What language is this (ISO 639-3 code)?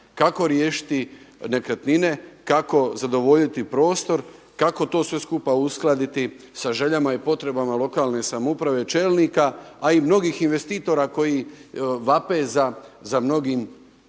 hrv